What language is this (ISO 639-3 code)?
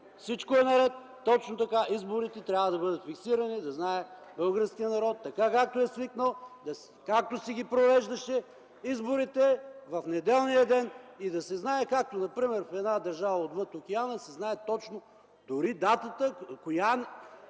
bul